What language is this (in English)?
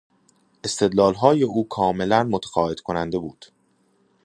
Persian